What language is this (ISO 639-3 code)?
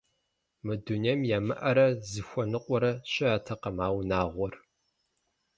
kbd